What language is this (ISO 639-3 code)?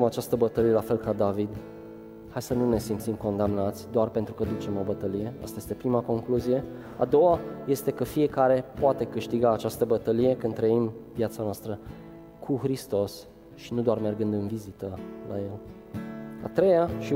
ron